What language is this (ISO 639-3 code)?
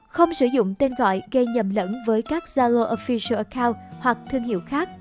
vie